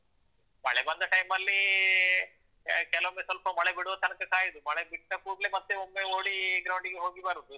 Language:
Kannada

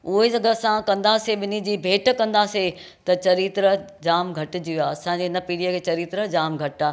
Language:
Sindhi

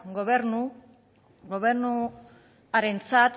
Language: Basque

